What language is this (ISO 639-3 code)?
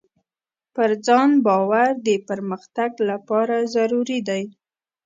pus